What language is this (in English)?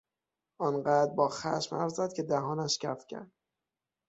Persian